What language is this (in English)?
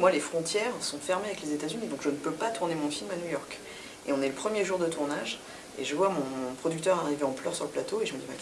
French